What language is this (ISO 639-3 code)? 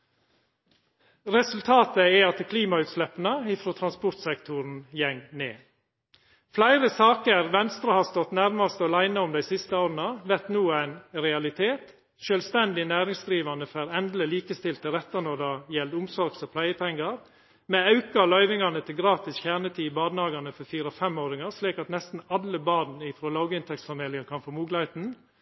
nno